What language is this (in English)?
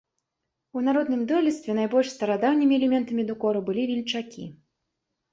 Belarusian